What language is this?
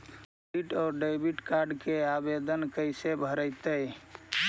Magahi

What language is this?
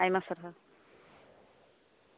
Santali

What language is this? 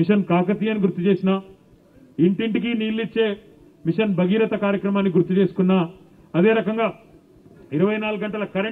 Hindi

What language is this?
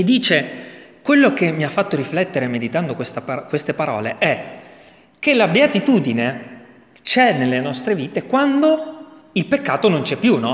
Italian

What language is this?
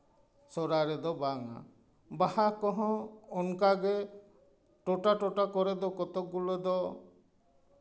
Santali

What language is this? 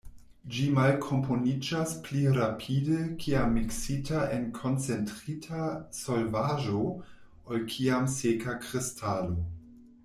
Esperanto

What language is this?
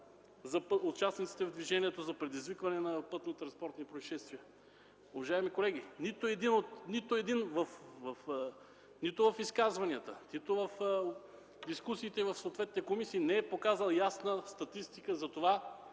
Bulgarian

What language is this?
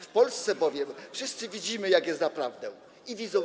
Polish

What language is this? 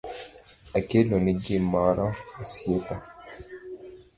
Luo (Kenya and Tanzania)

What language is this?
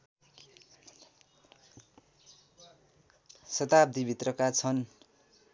Nepali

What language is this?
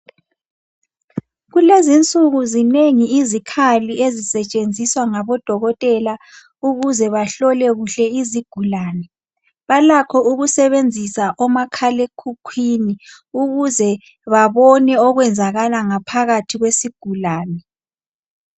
North Ndebele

